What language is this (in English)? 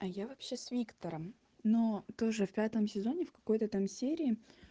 Russian